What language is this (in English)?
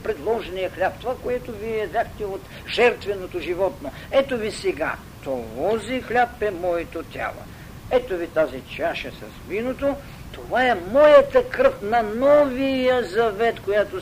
Bulgarian